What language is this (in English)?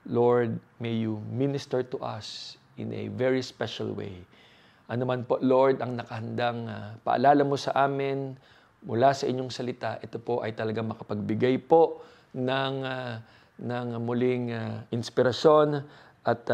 Filipino